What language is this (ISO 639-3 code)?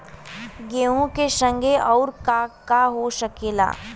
bho